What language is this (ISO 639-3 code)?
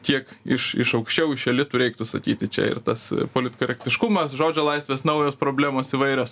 lit